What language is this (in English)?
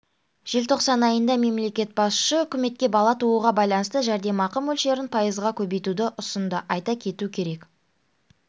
Kazakh